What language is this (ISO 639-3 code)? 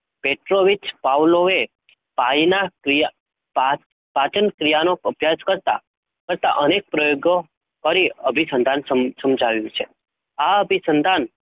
guj